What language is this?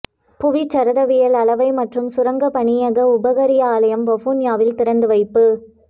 Tamil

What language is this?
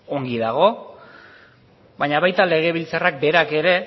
Basque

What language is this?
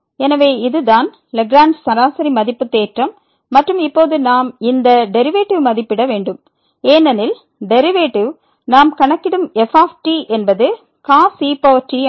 Tamil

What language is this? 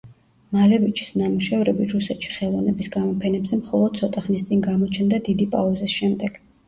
Georgian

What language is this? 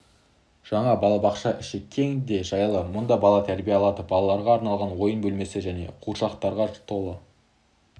Kazakh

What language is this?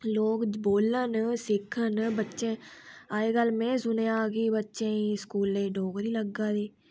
Dogri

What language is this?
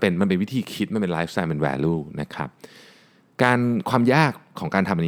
Thai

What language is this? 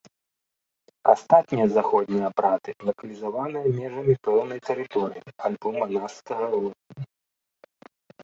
Belarusian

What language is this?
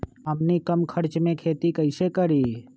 Magahi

